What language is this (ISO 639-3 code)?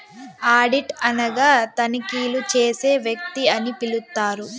tel